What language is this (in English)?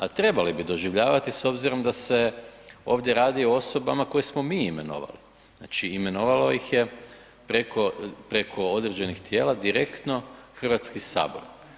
Croatian